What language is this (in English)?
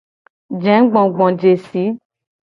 Gen